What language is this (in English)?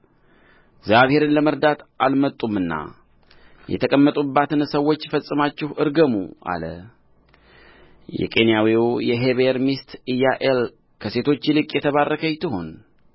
Amharic